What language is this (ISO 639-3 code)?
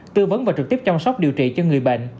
vie